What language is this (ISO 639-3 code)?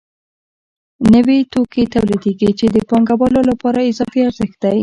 pus